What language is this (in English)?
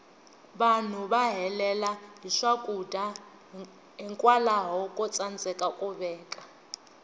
Tsonga